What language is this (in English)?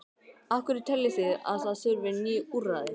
Icelandic